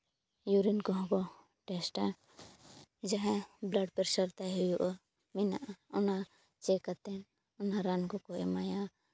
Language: Santali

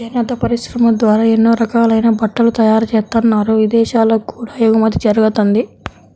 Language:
Telugu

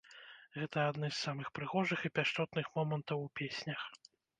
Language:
Belarusian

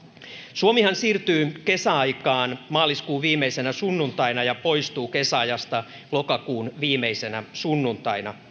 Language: Finnish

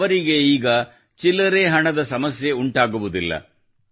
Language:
Kannada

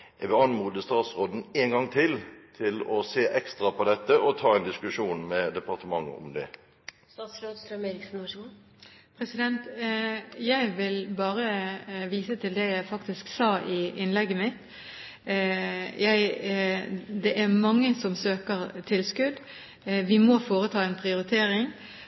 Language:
Norwegian Bokmål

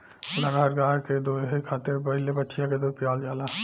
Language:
Bhojpuri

